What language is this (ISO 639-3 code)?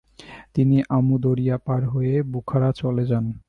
ben